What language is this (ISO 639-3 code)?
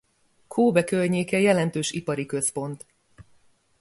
hun